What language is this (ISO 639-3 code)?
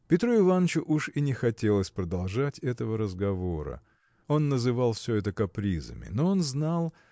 rus